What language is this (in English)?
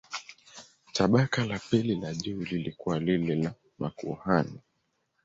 Swahili